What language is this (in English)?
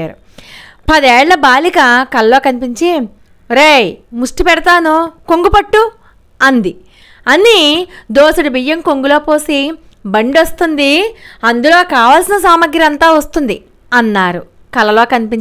Telugu